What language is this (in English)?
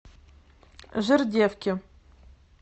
Russian